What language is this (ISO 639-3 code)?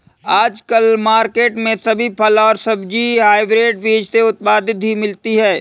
hin